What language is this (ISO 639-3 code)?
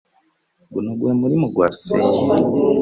lug